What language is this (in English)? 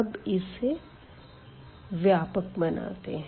Hindi